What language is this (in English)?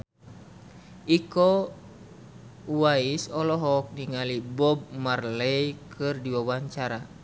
Sundanese